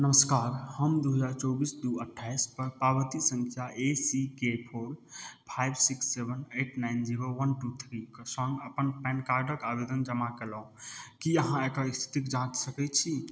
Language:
Maithili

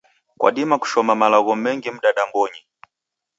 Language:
Taita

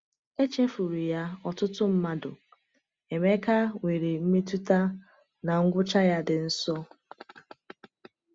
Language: Igbo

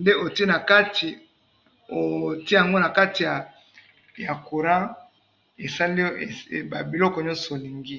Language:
Lingala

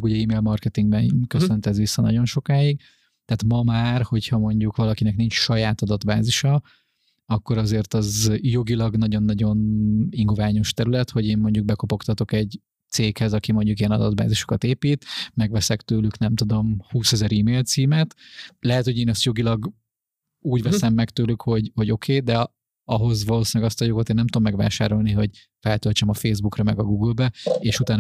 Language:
Hungarian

